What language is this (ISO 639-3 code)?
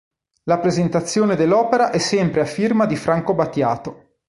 ita